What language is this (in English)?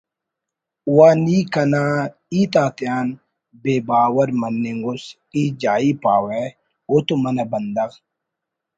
Brahui